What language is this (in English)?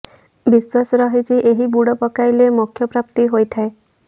Odia